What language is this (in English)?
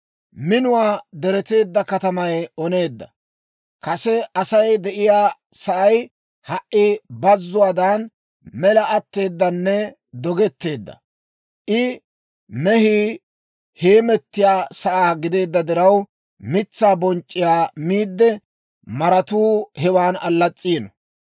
Dawro